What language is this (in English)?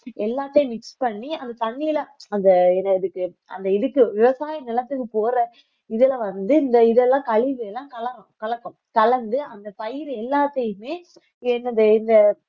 Tamil